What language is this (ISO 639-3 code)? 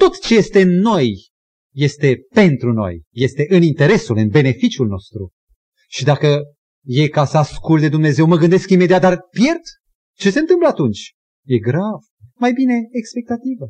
ron